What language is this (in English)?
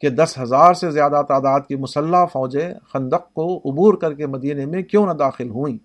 Urdu